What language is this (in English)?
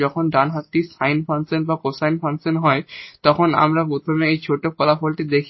Bangla